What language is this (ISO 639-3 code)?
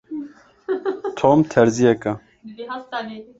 kur